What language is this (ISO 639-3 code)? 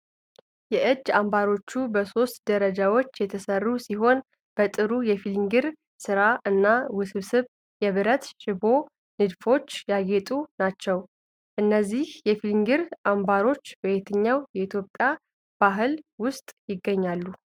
amh